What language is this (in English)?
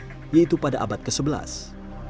Indonesian